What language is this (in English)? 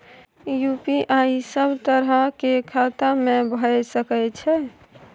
Maithili